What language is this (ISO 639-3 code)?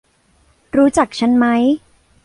tha